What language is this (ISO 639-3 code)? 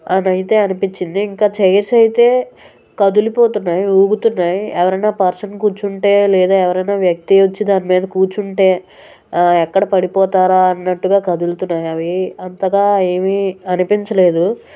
tel